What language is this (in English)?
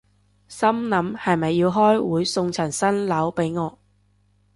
Cantonese